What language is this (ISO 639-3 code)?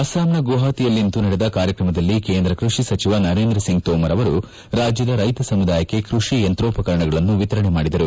kan